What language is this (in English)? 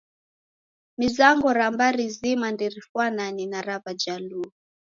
Taita